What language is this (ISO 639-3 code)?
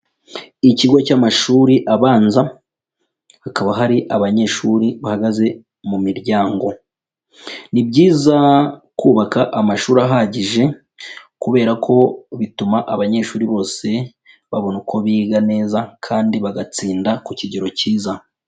kin